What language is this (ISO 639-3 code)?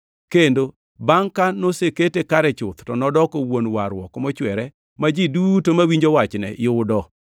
luo